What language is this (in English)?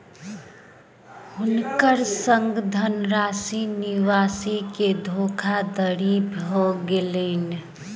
Maithili